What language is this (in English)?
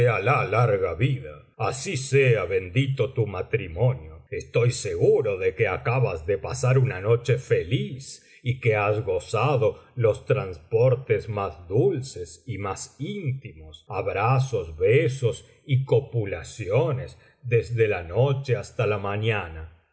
Spanish